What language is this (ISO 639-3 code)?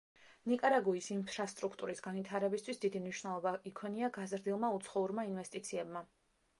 kat